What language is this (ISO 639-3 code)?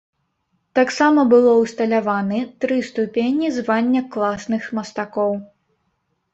bel